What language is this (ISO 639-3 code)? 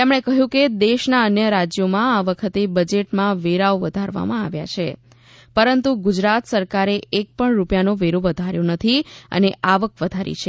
guj